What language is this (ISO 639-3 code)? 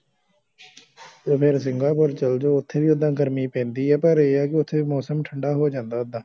pan